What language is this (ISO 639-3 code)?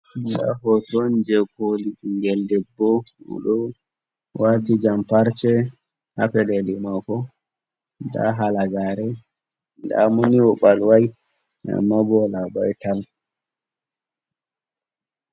ful